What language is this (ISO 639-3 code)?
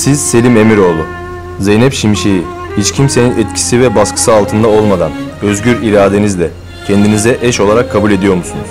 tur